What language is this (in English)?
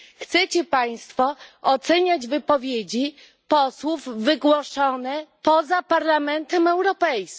Polish